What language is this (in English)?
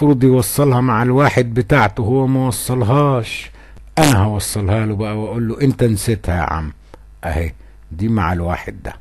Arabic